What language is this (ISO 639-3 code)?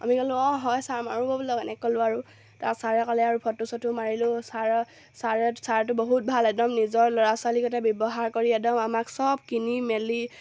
asm